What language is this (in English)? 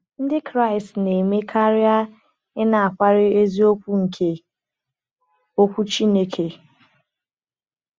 Igbo